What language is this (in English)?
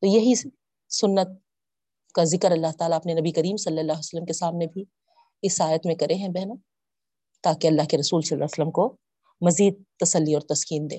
Urdu